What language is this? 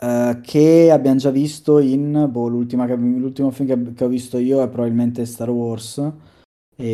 Italian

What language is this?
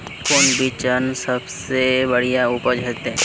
Magahi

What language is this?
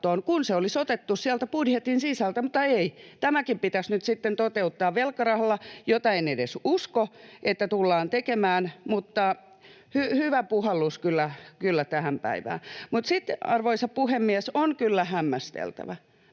Finnish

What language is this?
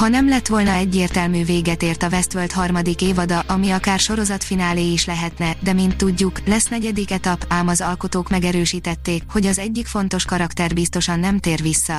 Hungarian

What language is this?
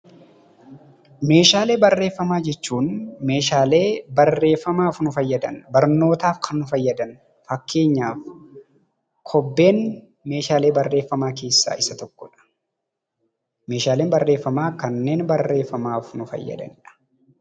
Oromo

